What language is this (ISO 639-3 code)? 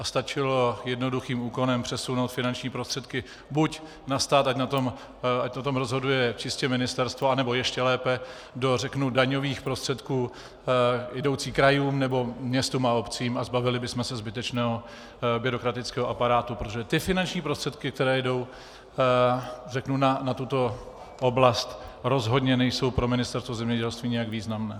ces